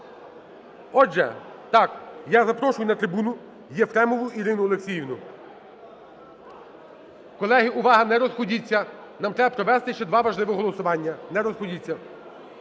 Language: Ukrainian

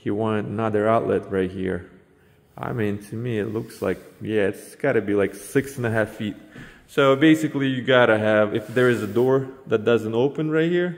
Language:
English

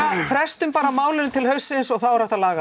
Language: Icelandic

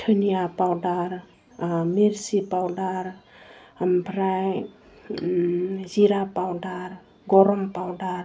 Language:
Bodo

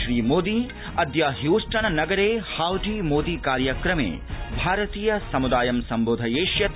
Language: Sanskrit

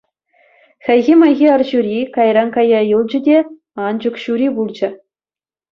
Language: Chuvash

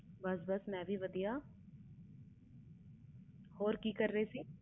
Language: Punjabi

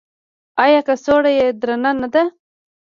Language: Pashto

